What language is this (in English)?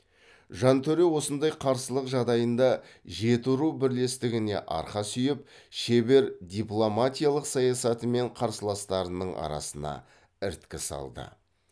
Kazakh